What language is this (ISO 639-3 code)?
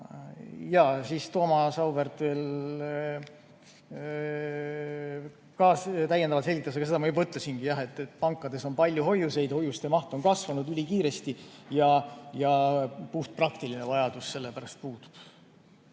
est